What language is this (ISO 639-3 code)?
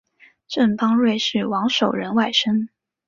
zho